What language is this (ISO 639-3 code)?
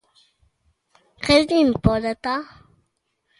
glg